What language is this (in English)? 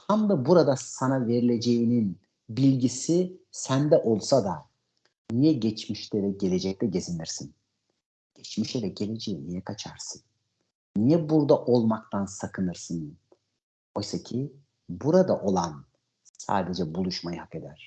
Turkish